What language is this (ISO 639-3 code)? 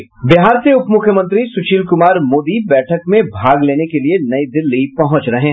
hin